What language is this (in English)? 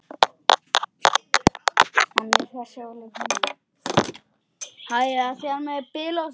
Icelandic